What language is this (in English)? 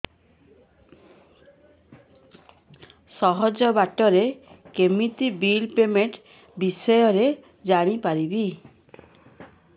Odia